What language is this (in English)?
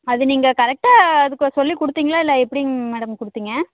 Tamil